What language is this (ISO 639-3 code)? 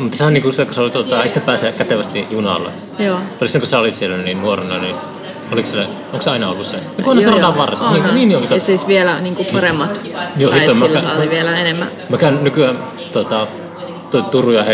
fin